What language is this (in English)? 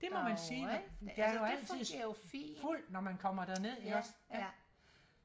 Danish